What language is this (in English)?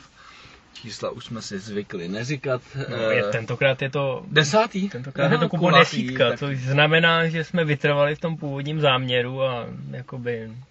Czech